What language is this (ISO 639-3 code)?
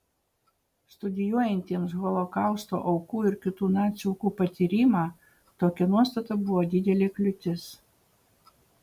lit